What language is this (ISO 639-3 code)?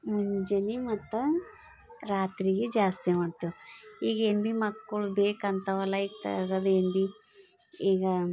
kan